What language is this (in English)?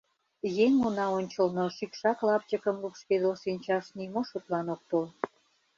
Mari